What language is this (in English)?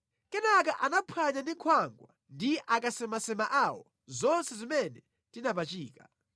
Nyanja